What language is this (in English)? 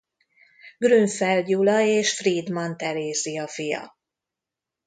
Hungarian